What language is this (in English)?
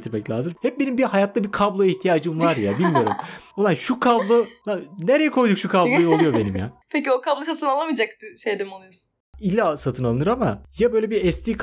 Turkish